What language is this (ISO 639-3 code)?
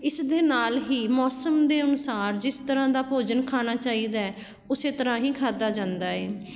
pan